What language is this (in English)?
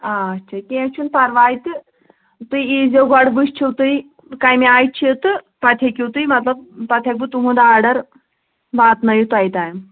Kashmiri